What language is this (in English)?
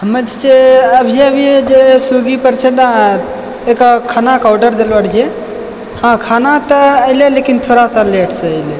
Maithili